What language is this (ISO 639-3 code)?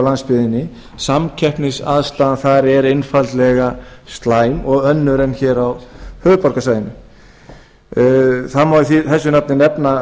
isl